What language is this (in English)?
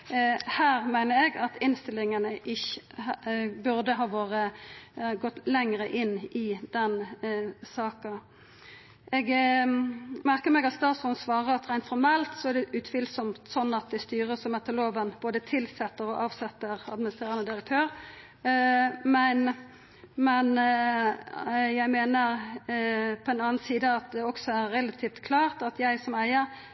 Norwegian Nynorsk